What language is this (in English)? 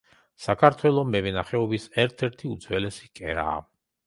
Georgian